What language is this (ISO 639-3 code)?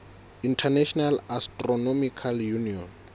sot